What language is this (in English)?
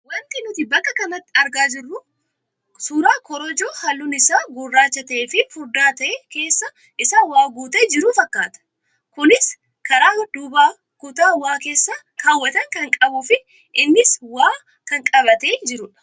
Oromo